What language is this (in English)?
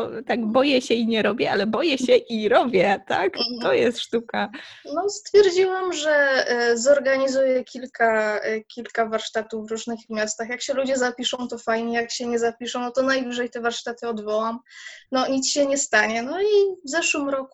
Polish